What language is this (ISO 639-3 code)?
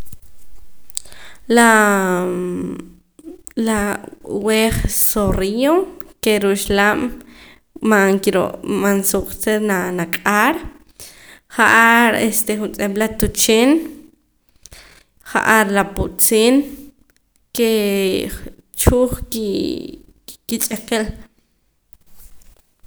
poc